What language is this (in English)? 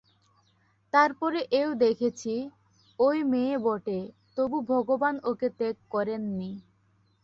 Bangla